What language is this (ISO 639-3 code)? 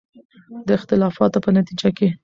pus